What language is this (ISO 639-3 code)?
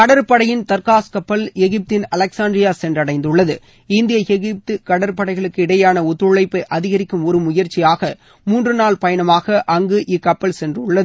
tam